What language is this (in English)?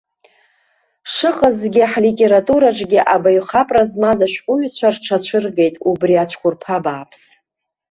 Abkhazian